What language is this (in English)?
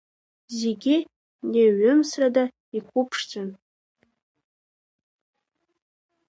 Abkhazian